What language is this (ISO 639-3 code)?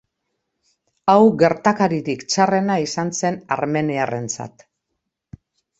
eus